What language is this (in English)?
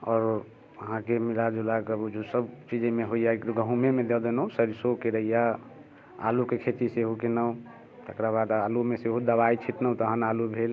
Maithili